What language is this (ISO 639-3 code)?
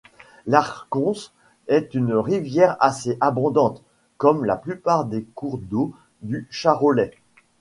fra